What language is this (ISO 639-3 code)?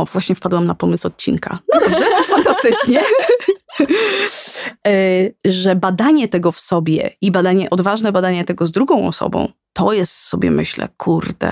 pol